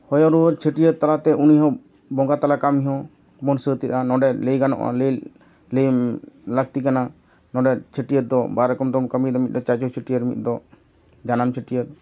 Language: Santali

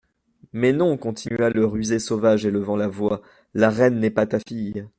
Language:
French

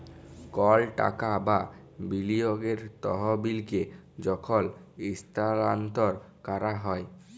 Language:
Bangla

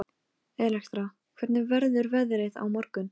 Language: Icelandic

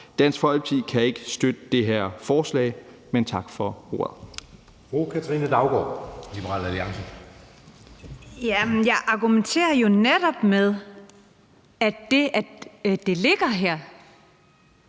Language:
Danish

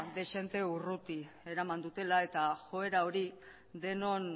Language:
Basque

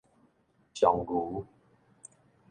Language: Min Nan Chinese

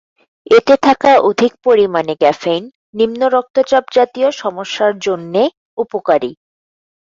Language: Bangla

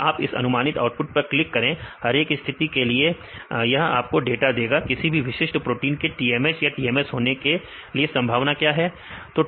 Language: Hindi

